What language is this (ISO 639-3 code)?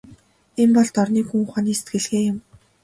mon